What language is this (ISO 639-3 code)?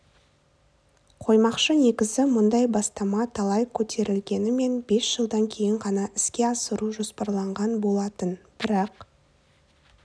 kaz